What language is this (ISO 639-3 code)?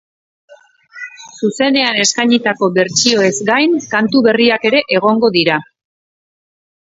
eus